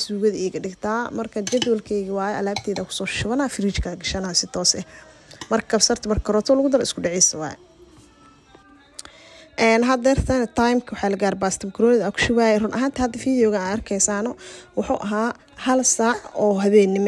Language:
Arabic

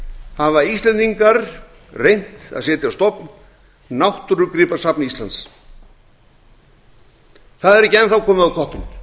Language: Icelandic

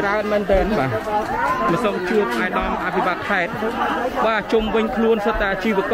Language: Thai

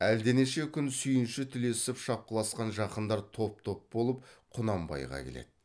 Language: Kazakh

